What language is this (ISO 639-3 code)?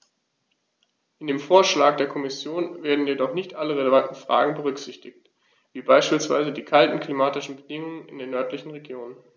deu